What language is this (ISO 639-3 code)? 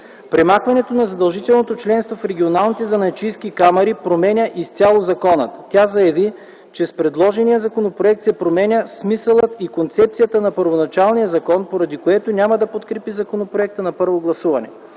bul